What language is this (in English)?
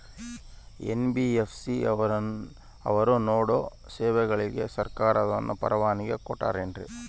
Kannada